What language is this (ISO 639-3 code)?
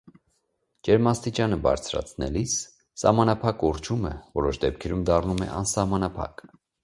hye